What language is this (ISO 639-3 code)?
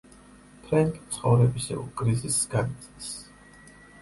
kat